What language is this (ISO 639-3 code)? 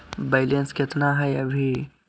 mag